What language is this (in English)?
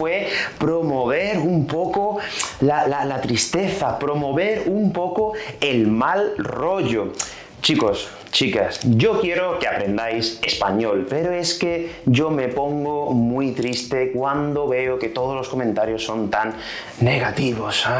Spanish